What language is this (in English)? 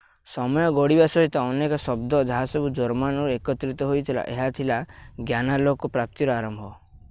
Odia